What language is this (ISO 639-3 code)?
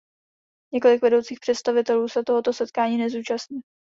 ces